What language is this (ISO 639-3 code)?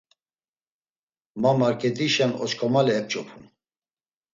lzz